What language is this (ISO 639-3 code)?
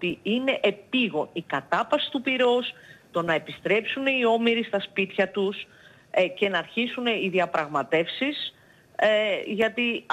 ell